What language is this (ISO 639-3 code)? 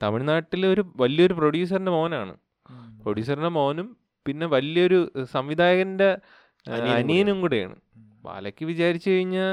mal